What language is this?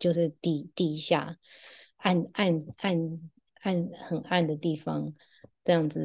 Chinese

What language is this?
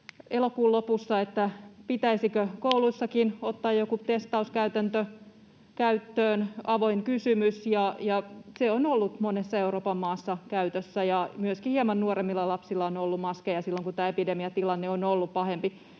Finnish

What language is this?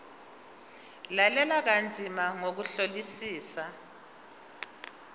Zulu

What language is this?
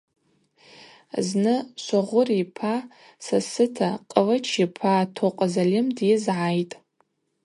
Abaza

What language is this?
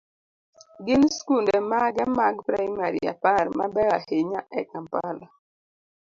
Luo (Kenya and Tanzania)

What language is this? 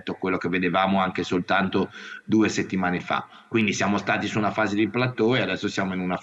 Italian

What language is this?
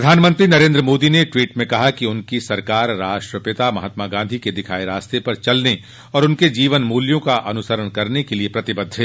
Hindi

